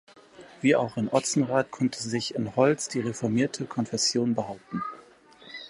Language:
German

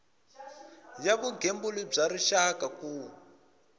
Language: Tsonga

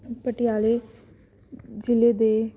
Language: Punjabi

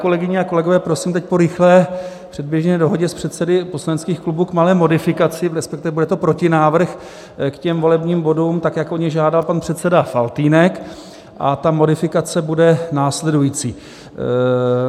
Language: Czech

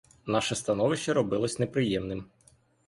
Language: Ukrainian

